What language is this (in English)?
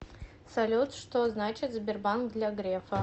Russian